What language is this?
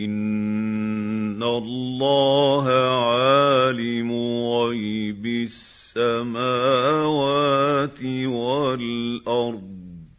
Arabic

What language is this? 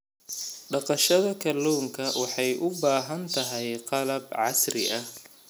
Somali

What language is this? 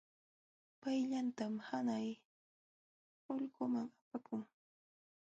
Jauja Wanca Quechua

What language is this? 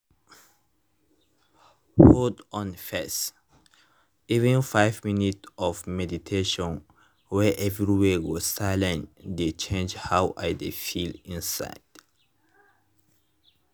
Nigerian Pidgin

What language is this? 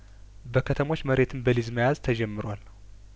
Amharic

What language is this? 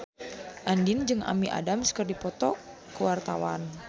Sundanese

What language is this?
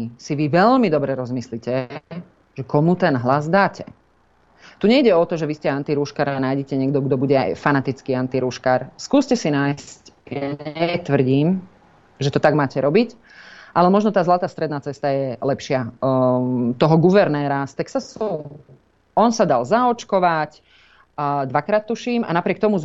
Slovak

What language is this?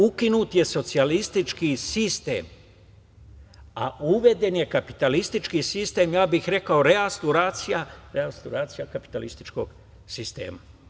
Serbian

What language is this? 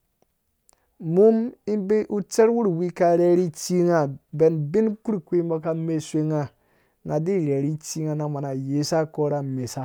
Dũya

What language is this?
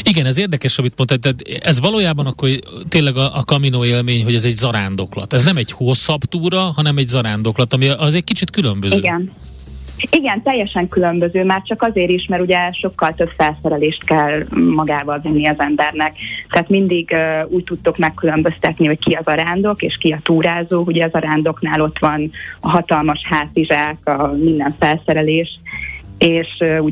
Hungarian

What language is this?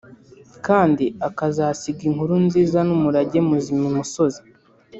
Kinyarwanda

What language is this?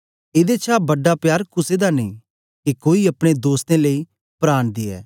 Dogri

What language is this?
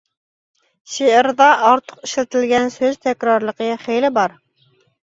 Uyghur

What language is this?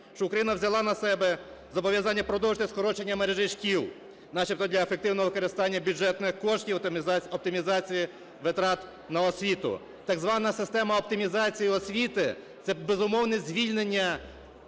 Ukrainian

